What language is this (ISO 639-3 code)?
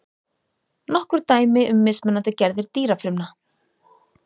isl